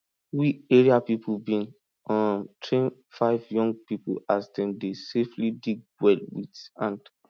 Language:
Nigerian Pidgin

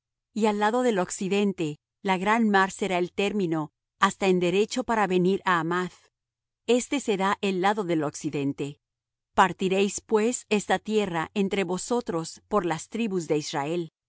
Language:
Spanish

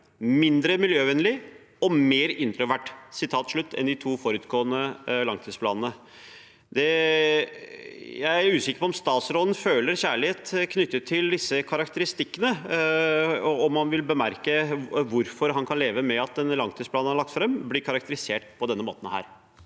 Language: Norwegian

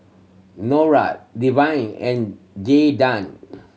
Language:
English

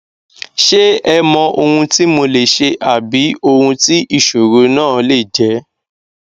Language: Yoruba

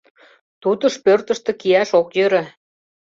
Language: Mari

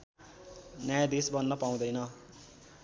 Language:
Nepali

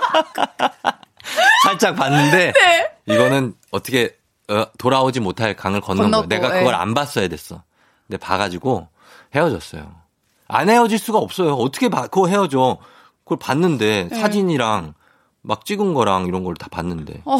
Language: Korean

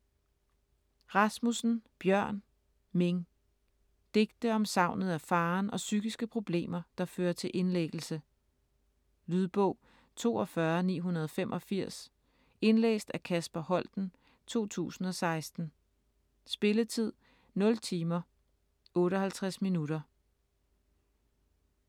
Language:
Danish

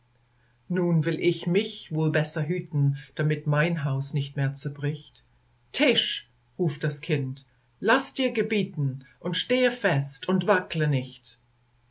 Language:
German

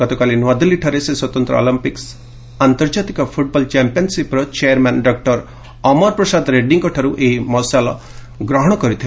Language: Odia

